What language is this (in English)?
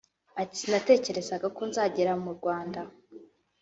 Kinyarwanda